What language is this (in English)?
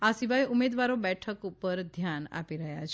Gujarati